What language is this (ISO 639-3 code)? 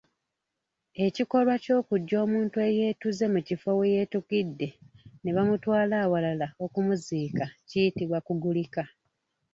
lug